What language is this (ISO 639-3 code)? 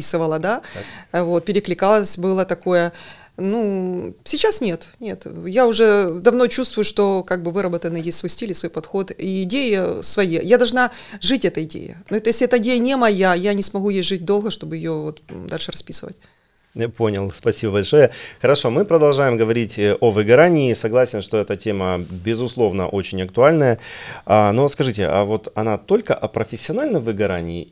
rus